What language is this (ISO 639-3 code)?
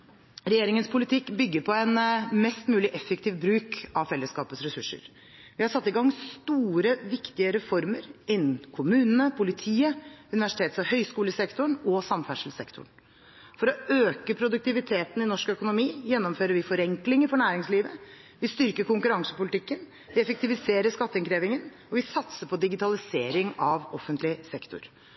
nob